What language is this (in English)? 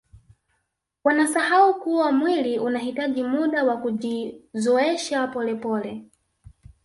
Swahili